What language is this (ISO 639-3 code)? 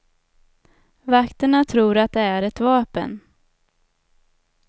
swe